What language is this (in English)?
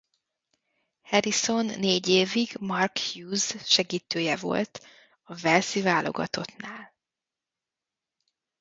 Hungarian